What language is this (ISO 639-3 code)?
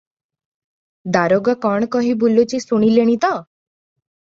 ori